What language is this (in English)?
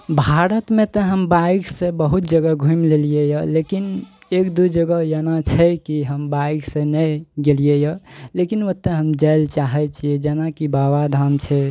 Maithili